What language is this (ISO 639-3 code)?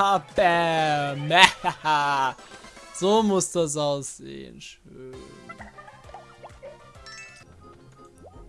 deu